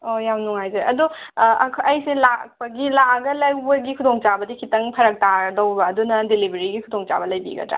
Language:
Manipuri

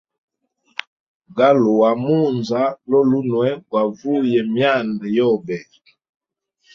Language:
Hemba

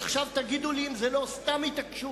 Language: Hebrew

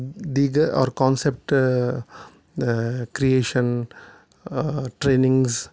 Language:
Urdu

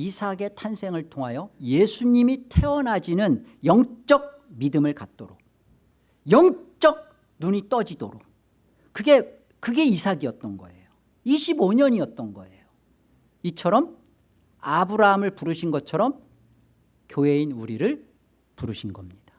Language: Korean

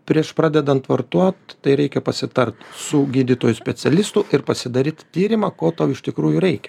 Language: Lithuanian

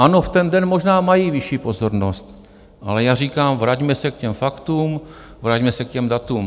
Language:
Czech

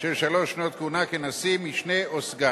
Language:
Hebrew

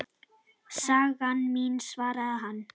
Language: Icelandic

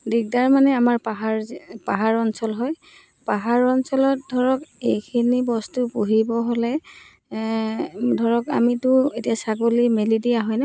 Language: Assamese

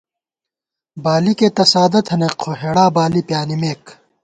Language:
Gawar-Bati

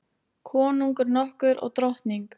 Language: Icelandic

